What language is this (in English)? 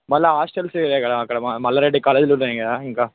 Telugu